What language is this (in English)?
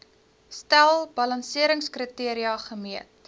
Afrikaans